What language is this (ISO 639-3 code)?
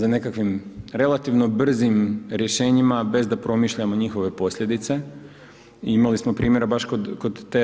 hrv